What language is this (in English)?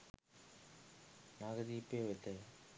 Sinhala